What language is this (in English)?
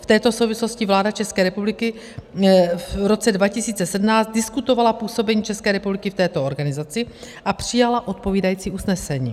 Czech